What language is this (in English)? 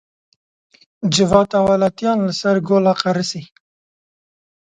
Kurdish